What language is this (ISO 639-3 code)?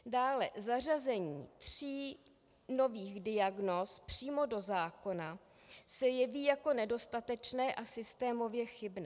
ces